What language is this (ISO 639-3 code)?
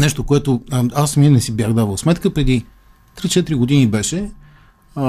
bul